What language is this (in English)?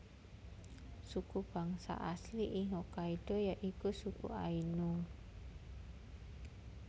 Javanese